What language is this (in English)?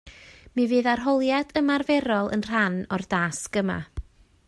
Welsh